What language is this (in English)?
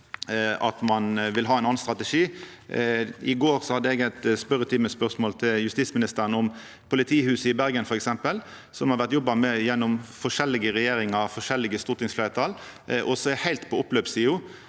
Norwegian